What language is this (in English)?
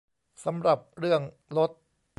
Thai